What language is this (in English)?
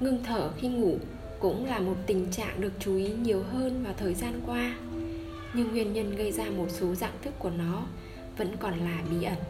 Vietnamese